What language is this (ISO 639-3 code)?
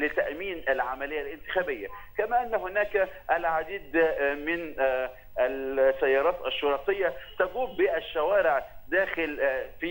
ara